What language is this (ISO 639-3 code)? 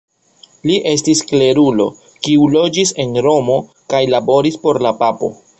epo